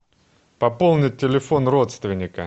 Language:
Russian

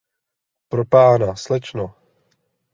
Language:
Czech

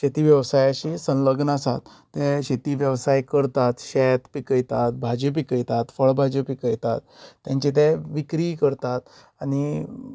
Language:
Konkani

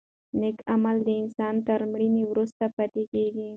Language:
Pashto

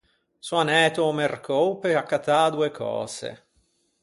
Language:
Ligurian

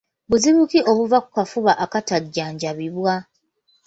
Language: Ganda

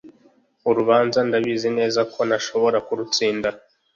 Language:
Kinyarwanda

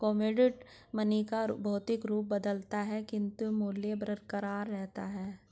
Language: Hindi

